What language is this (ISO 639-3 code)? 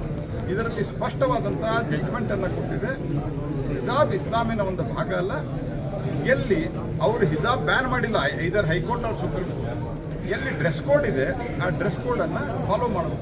ron